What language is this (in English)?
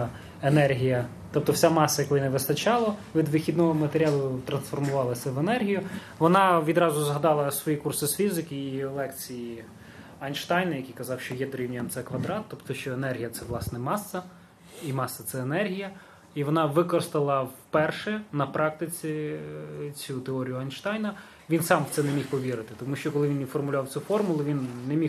Ukrainian